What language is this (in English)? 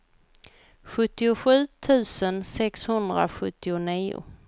Swedish